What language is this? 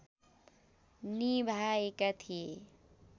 Nepali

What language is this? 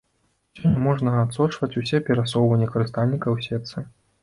Belarusian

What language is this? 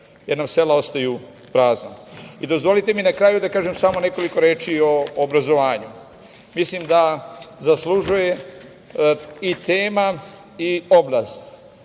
Serbian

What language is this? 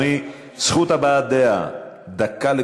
Hebrew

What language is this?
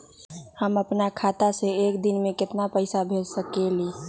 Magahi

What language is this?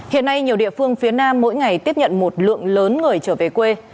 Vietnamese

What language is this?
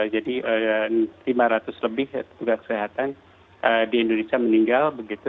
Indonesian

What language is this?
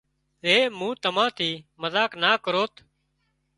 Wadiyara Koli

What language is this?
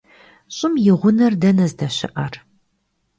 Kabardian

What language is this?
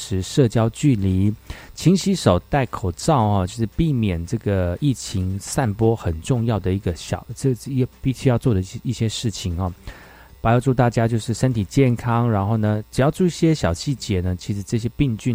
Chinese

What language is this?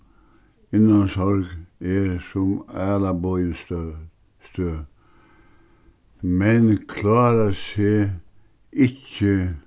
Faroese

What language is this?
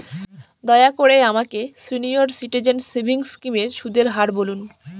Bangla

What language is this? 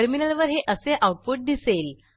Marathi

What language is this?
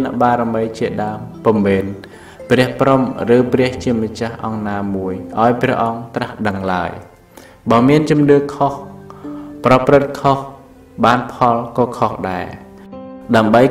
Thai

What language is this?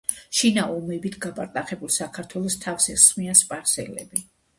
Georgian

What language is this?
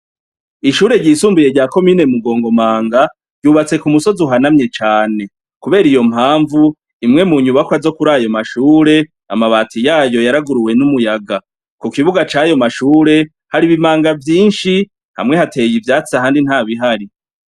Rundi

